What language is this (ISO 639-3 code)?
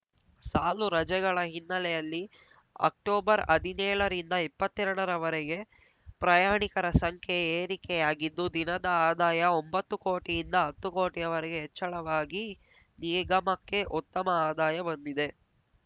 kan